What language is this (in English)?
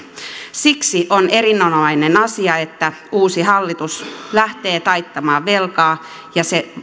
Finnish